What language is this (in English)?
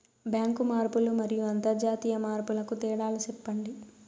Telugu